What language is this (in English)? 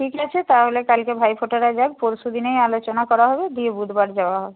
Bangla